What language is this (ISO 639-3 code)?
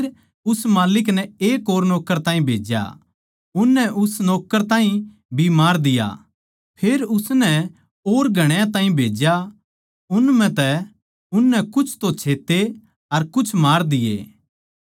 bgc